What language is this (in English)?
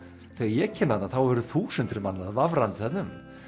Icelandic